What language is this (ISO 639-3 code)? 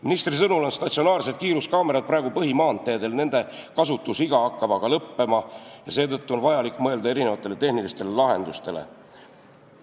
est